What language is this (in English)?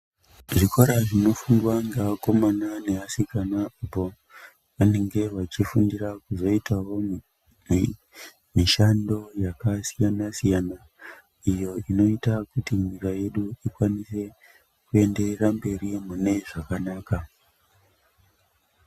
Ndau